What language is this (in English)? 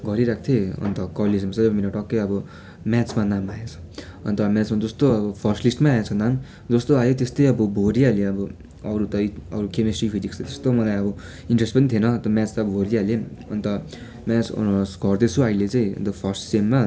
Nepali